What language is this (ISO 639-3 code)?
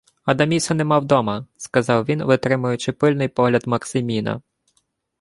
ukr